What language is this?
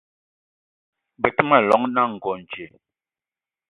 Eton (Cameroon)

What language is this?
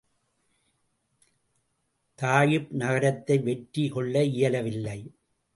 Tamil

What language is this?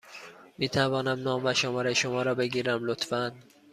Persian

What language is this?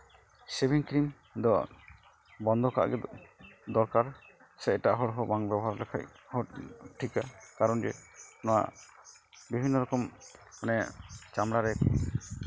Santali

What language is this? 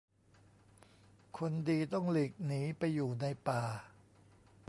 Thai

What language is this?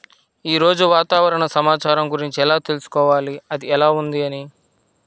Telugu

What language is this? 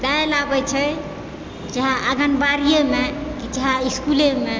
Maithili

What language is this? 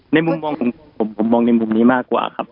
Thai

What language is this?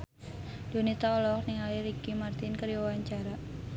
Sundanese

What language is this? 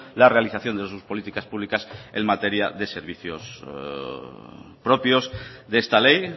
Spanish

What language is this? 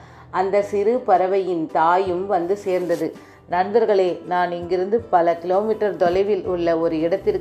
Tamil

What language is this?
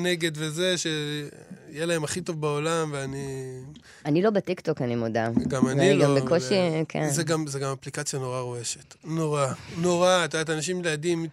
Hebrew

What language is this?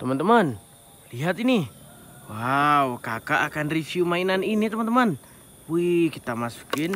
Indonesian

